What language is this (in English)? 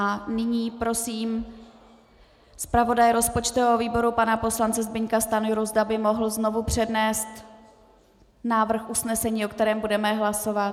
Czech